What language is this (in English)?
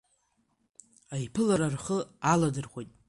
Abkhazian